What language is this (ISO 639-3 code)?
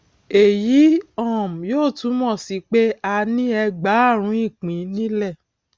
yor